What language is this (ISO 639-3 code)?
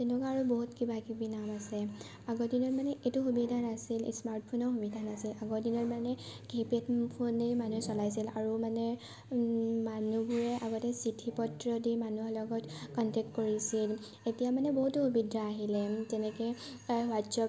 asm